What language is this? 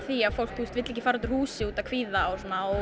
Icelandic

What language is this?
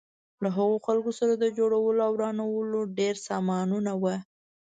Pashto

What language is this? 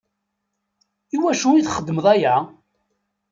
Kabyle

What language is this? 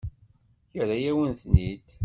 Kabyle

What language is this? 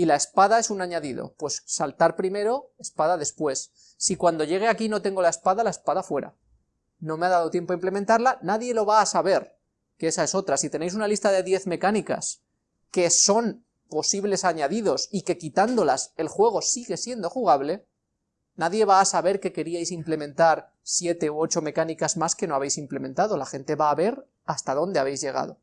Spanish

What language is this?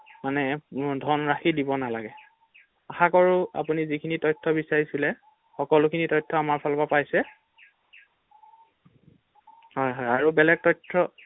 Assamese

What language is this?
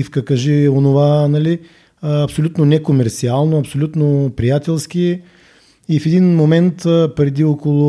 Bulgarian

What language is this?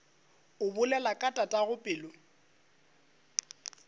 Northern Sotho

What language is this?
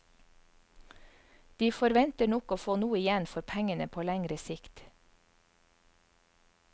Norwegian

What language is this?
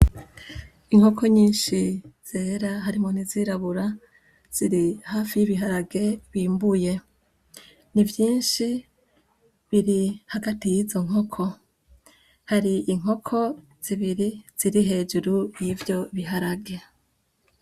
Rundi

